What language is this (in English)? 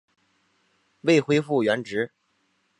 Chinese